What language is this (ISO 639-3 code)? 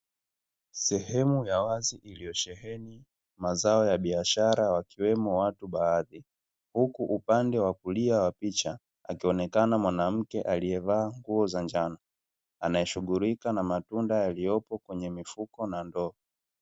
swa